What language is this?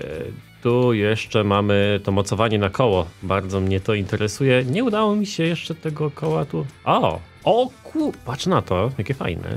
Polish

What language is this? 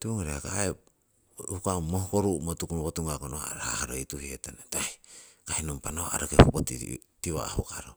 Siwai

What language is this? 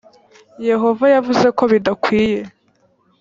Kinyarwanda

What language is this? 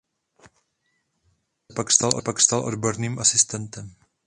Czech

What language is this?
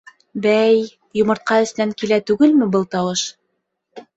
Bashkir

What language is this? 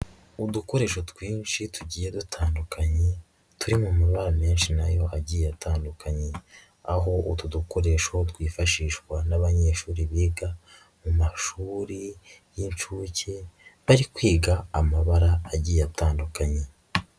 Kinyarwanda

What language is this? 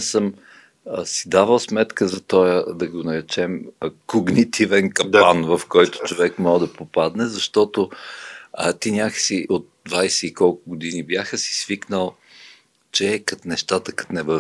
Bulgarian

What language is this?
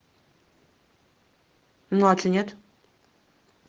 Russian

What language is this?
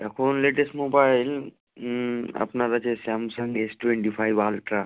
Bangla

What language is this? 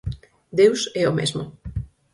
Galician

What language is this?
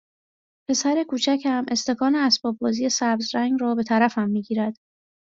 Persian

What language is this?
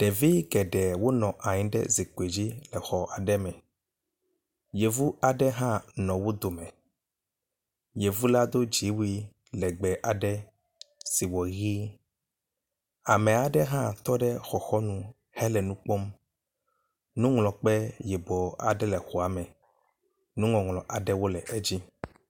Ewe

